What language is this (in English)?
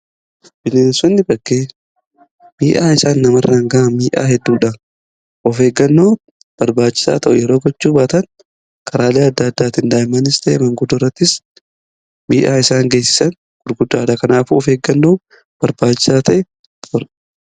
Oromo